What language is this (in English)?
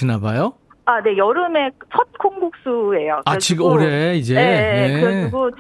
Korean